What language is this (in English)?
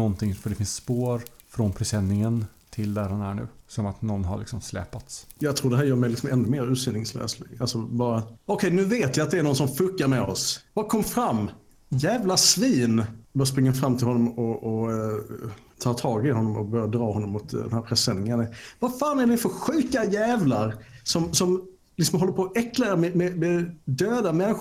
Swedish